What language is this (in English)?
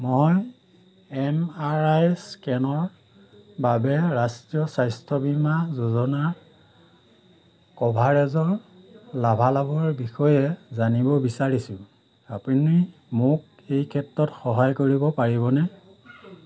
Assamese